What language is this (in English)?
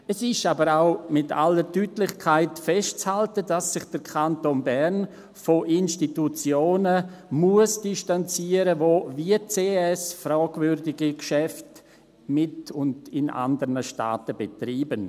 Swiss German